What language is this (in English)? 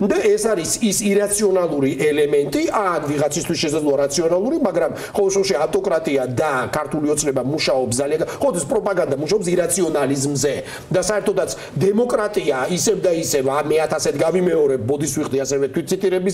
Romanian